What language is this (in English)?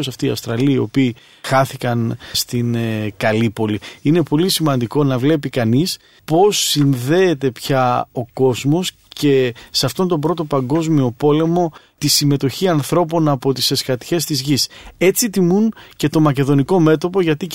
Greek